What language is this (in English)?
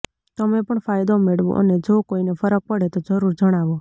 Gujarati